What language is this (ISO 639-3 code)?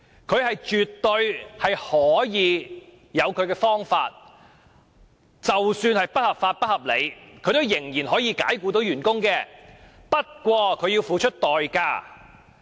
yue